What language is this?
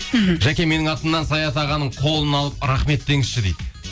Kazakh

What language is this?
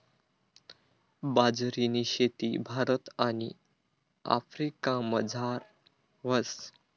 Marathi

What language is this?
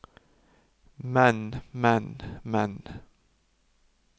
Norwegian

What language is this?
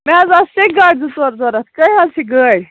Kashmiri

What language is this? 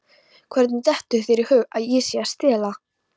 Icelandic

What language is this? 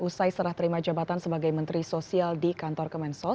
Indonesian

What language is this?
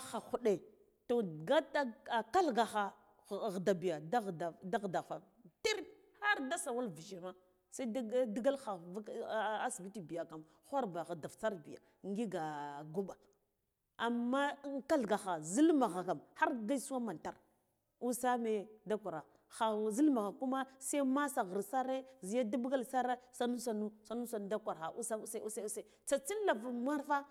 Guduf-Gava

